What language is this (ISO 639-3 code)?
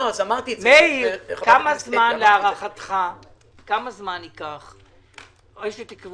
heb